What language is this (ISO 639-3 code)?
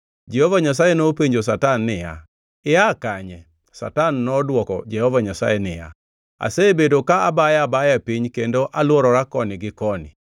luo